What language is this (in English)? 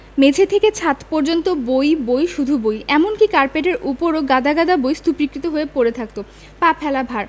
Bangla